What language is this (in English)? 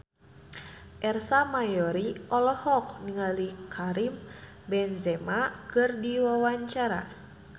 Sundanese